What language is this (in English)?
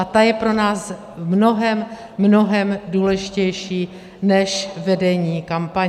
Czech